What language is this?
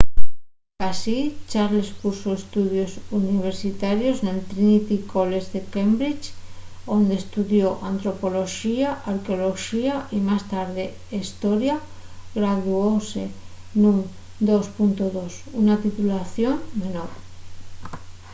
Asturian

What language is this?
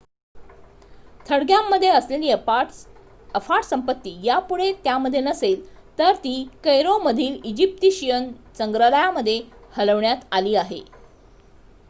Marathi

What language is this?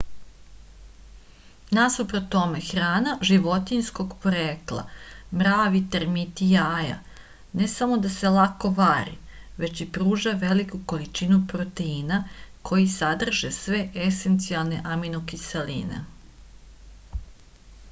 Serbian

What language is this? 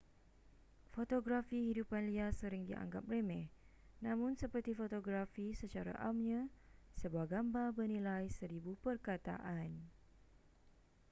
Malay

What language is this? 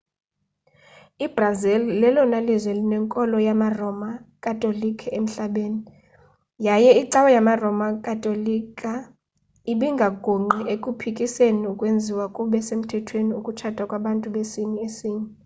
Xhosa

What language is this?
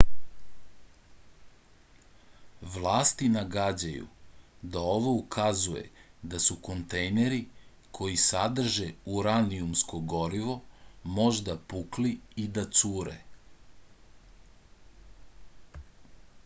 Serbian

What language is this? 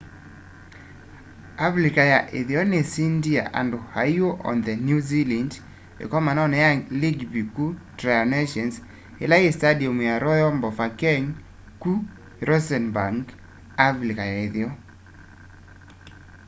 Kamba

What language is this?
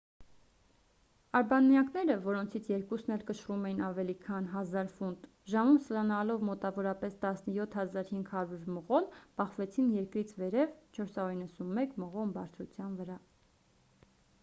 Armenian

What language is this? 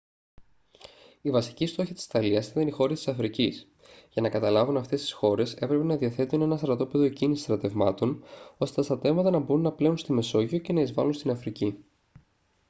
Greek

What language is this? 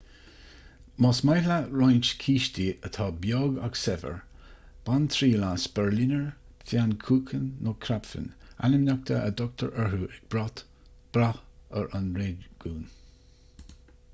Irish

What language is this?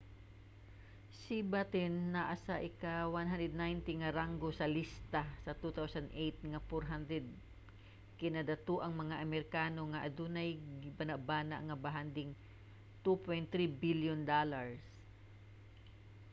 Cebuano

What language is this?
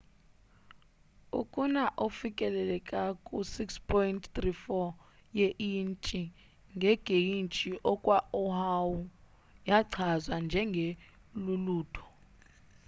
Xhosa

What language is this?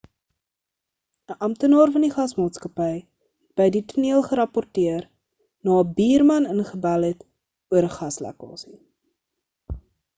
Afrikaans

